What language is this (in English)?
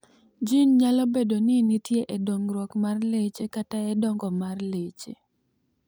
Luo (Kenya and Tanzania)